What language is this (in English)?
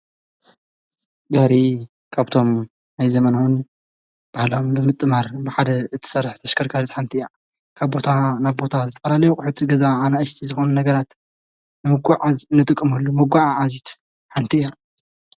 Tigrinya